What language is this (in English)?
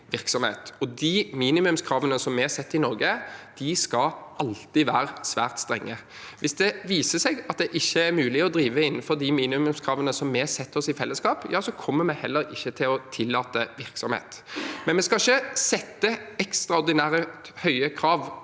Norwegian